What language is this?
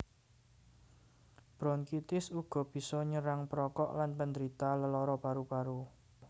Javanese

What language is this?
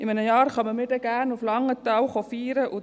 Swiss German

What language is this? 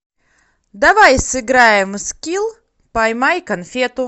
Russian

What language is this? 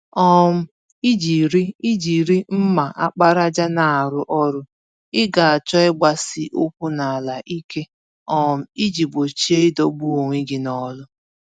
Igbo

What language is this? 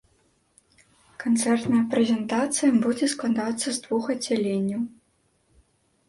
Belarusian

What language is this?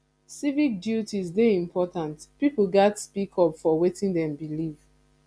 Nigerian Pidgin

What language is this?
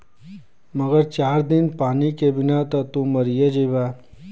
Bhojpuri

